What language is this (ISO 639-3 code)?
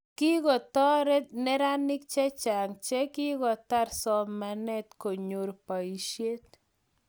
kln